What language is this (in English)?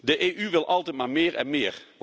Dutch